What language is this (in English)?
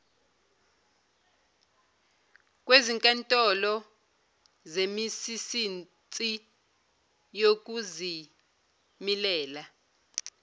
Zulu